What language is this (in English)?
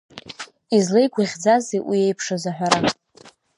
Abkhazian